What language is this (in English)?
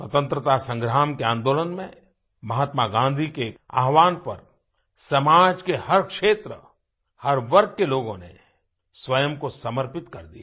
Hindi